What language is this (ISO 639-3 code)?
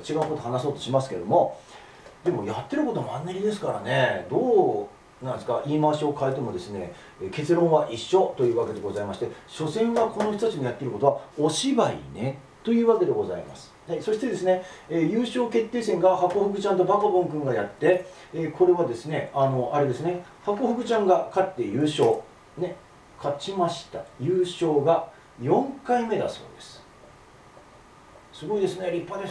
jpn